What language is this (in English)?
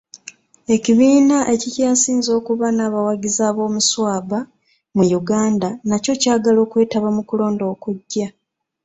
Ganda